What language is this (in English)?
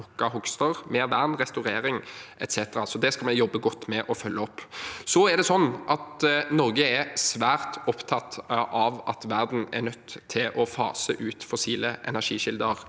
Norwegian